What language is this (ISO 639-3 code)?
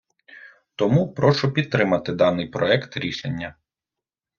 ukr